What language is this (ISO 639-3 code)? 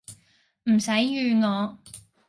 yue